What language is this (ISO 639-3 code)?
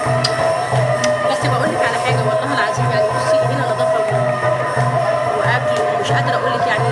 ara